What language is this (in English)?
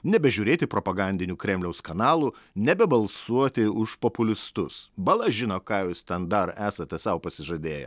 Lithuanian